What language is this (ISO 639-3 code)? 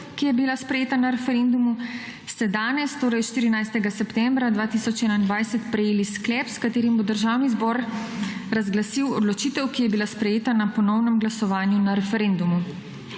slv